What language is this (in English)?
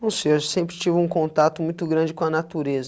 Portuguese